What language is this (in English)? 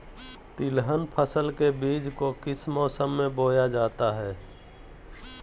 Magahi